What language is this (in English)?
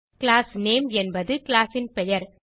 Tamil